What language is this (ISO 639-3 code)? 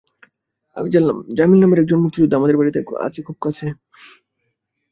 ben